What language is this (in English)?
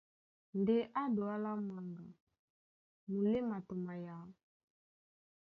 Duala